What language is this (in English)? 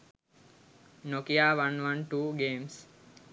Sinhala